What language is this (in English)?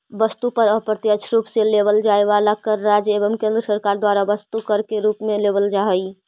Magahi